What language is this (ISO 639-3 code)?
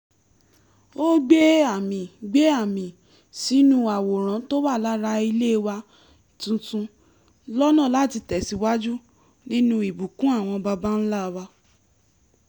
yor